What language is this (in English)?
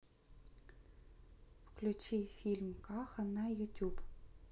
Russian